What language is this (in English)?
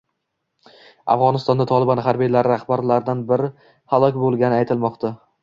Uzbek